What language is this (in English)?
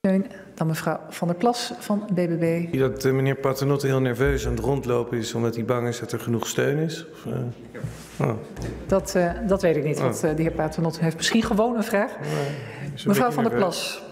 Dutch